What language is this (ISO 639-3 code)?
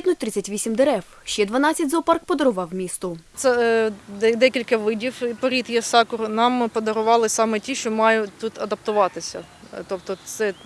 ukr